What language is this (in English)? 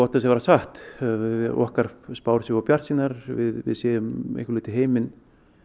Icelandic